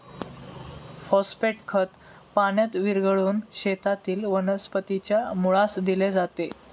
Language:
Marathi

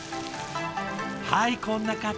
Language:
Japanese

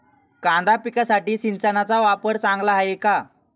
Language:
Marathi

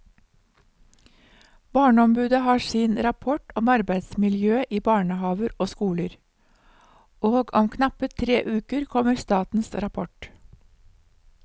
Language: Norwegian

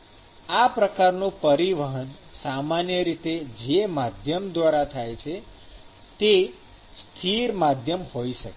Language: Gujarati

